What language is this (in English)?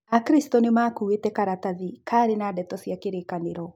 Kikuyu